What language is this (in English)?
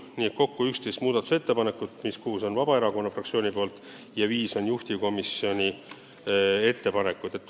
Estonian